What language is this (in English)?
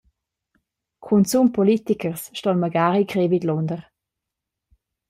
Romansh